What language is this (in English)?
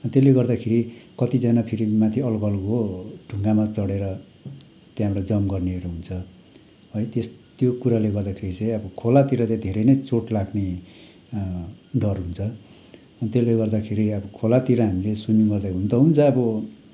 Nepali